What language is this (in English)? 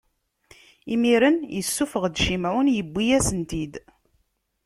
Kabyle